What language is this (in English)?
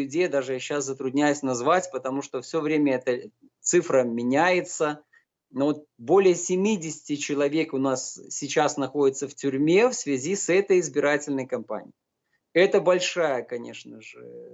Russian